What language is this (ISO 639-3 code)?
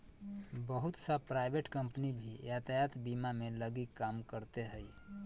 mag